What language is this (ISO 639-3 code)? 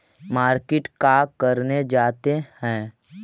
mag